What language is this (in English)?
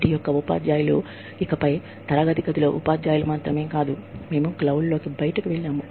Telugu